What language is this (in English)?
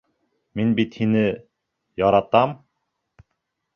Bashkir